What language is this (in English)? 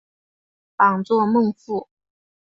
Chinese